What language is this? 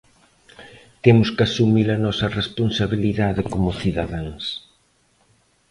Galician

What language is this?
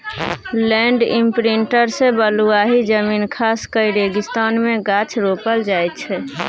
Maithili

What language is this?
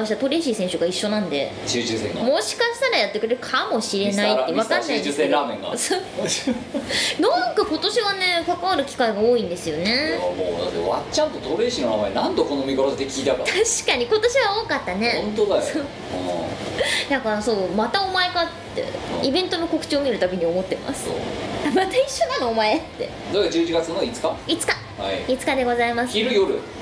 Japanese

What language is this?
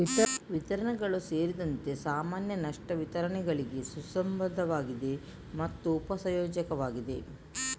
Kannada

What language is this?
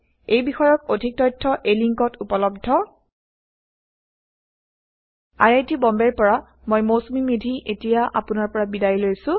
Assamese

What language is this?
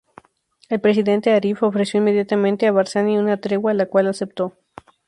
Spanish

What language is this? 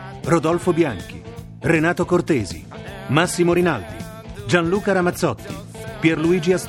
Italian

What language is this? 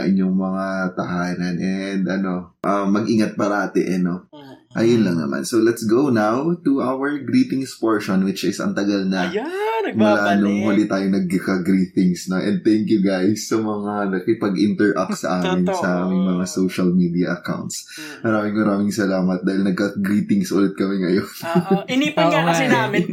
Filipino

